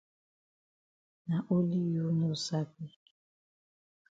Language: Cameroon Pidgin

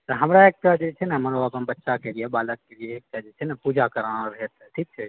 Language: Maithili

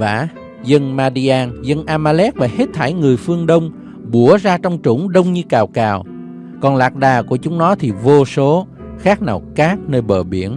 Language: Vietnamese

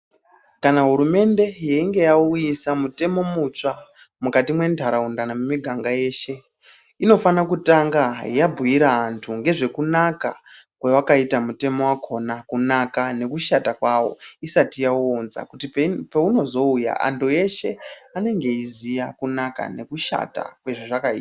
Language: Ndau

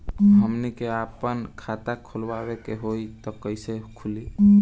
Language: Bhojpuri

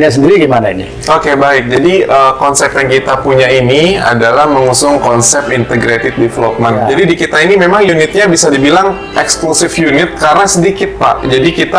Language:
Indonesian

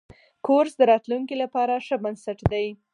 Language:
Pashto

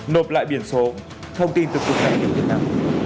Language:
Vietnamese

